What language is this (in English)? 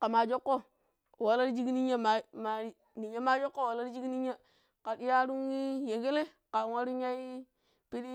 Pero